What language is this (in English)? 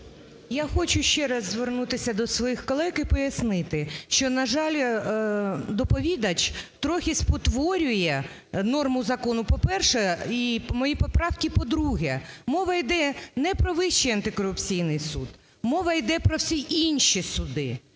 Ukrainian